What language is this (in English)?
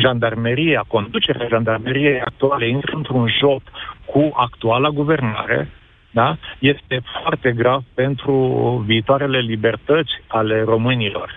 Romanian